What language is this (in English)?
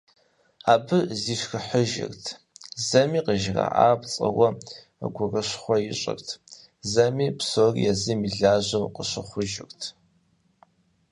Kabardian